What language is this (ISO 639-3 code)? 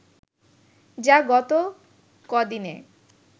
ben